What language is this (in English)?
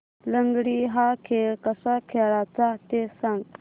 Marathi